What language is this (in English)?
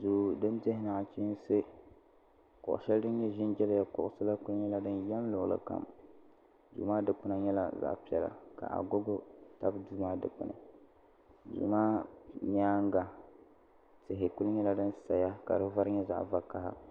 Dagbani